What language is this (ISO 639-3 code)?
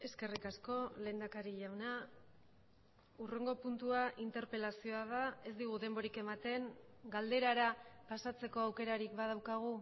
eus